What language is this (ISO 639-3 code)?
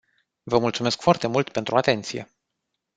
ron